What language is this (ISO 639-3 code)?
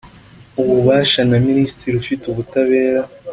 kin